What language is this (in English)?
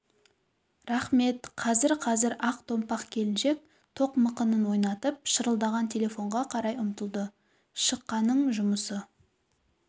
Kazakh